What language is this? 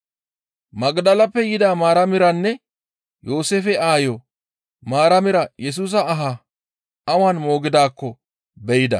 Gamo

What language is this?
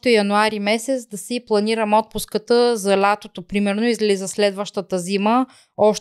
Bulgarian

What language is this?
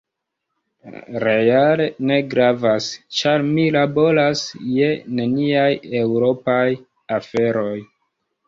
Esperanto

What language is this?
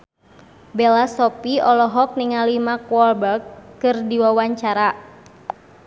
Sundanese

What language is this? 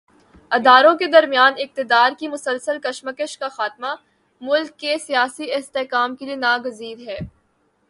Urdu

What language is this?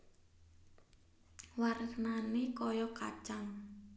Javanese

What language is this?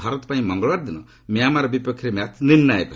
Odia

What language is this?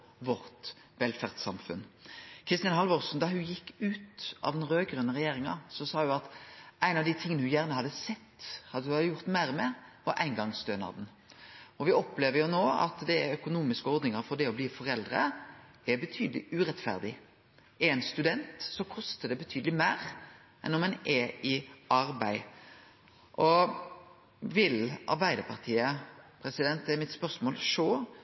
Norwegian Nynorsk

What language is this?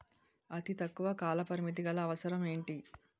Telugu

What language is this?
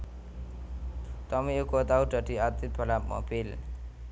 Javanese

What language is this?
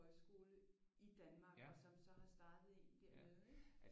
Danish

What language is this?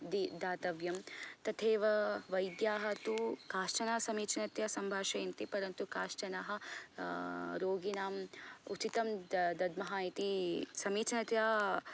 Sanskrit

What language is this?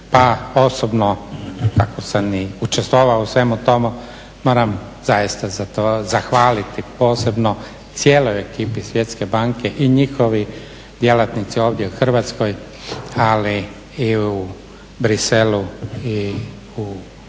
Croatian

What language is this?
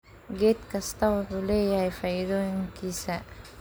Somali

